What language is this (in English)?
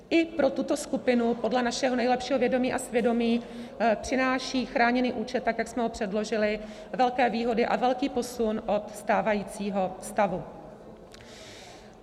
Czech